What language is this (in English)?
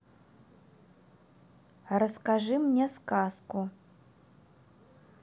Russian